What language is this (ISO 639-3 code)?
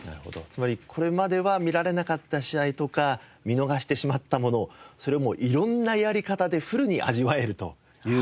jpn